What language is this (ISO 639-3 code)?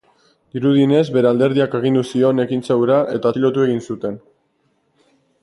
eus